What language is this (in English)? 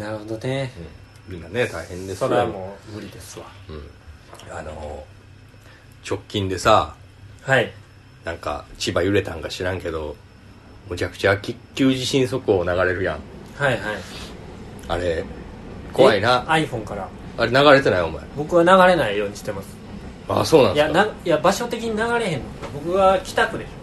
Japanese